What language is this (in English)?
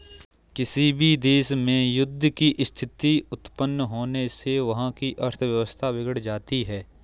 Hindi